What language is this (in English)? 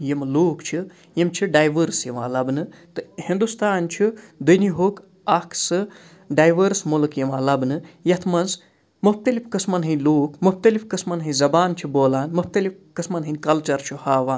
Kashmiri